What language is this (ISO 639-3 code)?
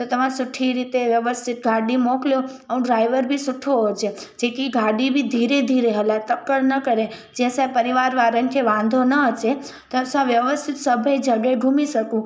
snd